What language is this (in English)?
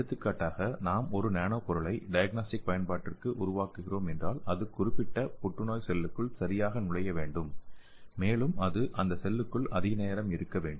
Tamil